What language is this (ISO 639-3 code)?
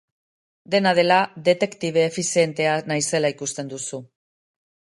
eus